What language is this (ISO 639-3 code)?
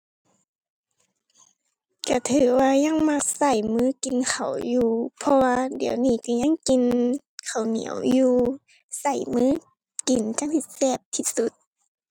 tha